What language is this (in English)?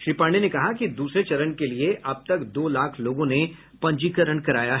Hindi